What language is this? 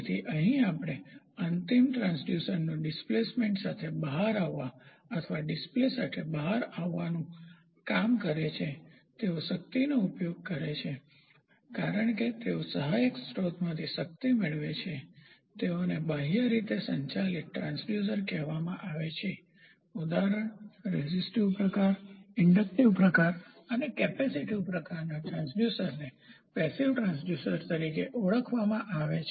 Gujarati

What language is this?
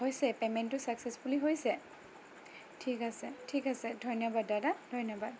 Assamese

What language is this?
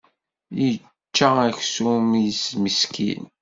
Kabyle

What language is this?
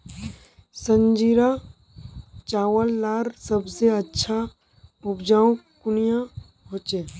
Magahi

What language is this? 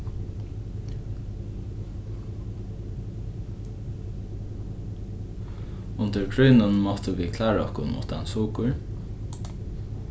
Faroese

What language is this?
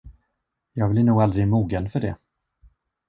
Swedish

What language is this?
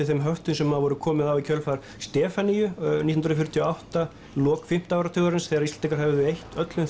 Icelandic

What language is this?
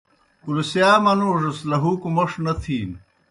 Kohistani Shina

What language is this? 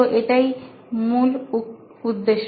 Bangla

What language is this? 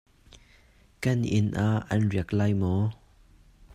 Hakha Chin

